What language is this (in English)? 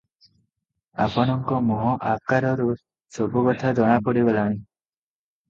Odia